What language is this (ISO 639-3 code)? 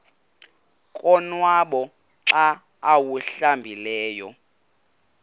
xho